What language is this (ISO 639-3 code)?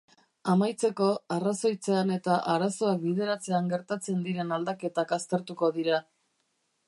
eus